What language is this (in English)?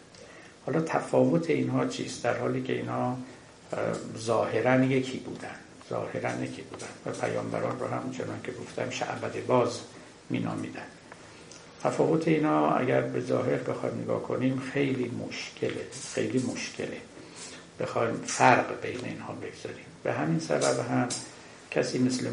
Persian